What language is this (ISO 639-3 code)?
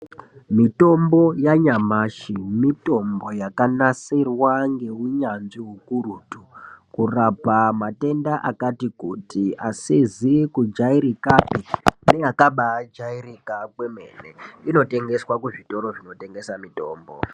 ndc